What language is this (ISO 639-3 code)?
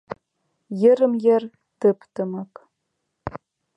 chm